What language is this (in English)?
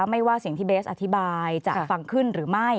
Thai